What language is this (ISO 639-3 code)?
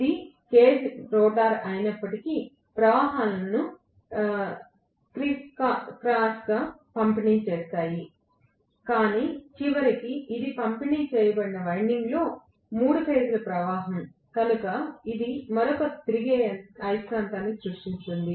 tel